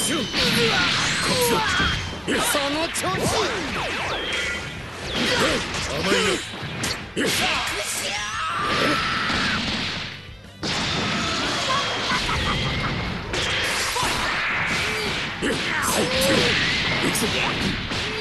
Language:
Japanese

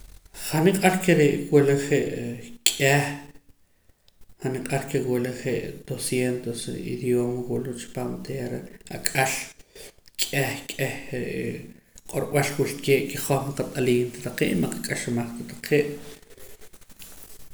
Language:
Poqomam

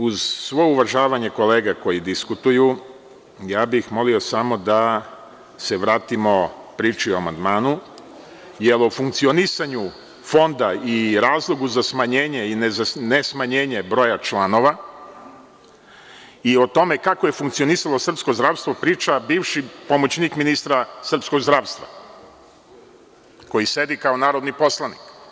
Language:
Serbian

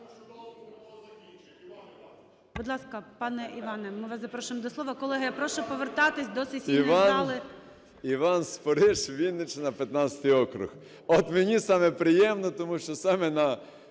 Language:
Ukrainian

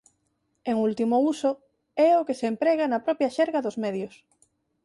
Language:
Galician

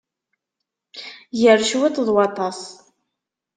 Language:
Kabyle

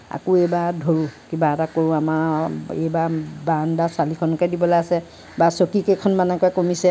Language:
Assamese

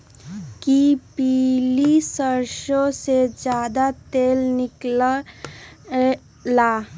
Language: Magahi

